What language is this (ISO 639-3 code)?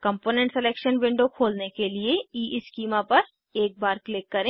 hin